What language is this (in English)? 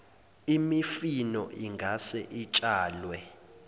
Zulu